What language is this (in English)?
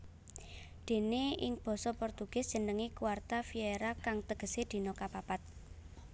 Javanese